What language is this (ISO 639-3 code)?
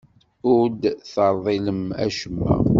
kab